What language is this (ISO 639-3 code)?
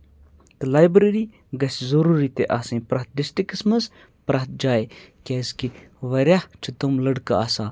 kas